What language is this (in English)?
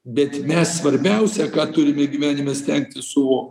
Lithuanian